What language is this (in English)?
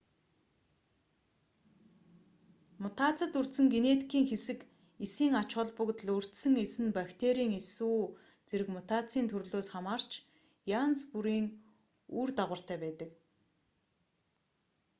Mongolian